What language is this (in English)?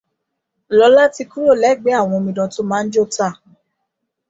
Yoruba